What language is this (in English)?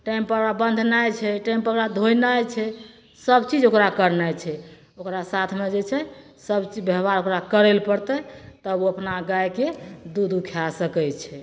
Maithili